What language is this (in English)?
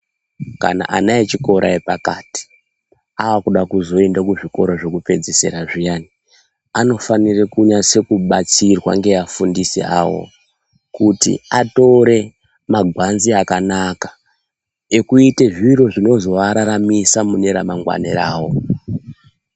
Ndau